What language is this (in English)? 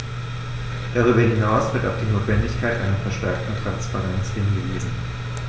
German